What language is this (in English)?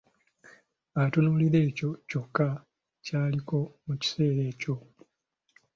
Ganda